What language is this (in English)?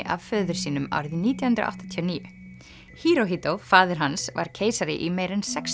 Icelandic